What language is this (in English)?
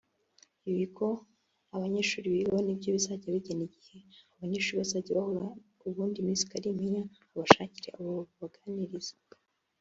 Kinyarwanda